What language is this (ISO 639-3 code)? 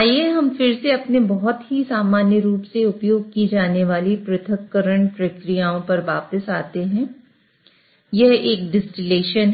hin